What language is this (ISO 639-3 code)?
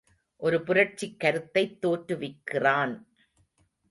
tam